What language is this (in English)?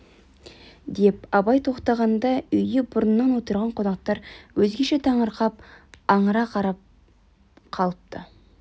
Kazakh